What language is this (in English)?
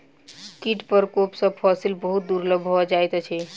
Maithili